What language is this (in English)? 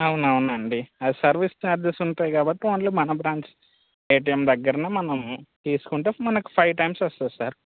Telugu